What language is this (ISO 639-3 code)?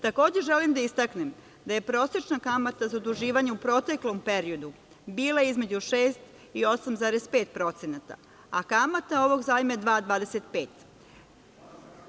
srp